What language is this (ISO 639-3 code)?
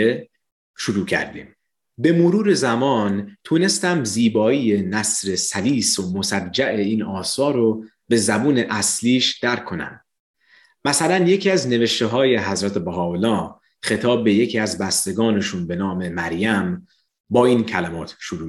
fas